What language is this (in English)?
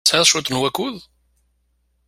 Kabyle